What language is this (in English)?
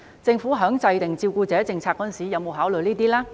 Cantonese